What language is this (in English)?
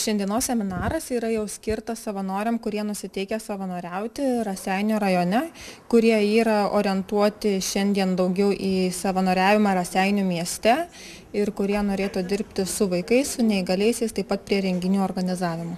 Lithuanian